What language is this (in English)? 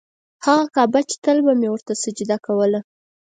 Pashto